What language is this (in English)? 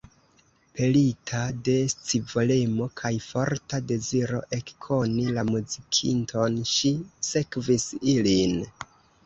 Esperanto